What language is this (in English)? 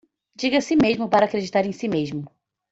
Portuguese